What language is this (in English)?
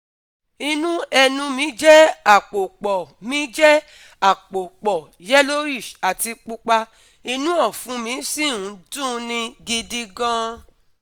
Yoruba